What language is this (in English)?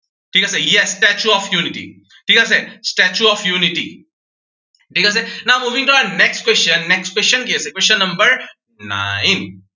Assamese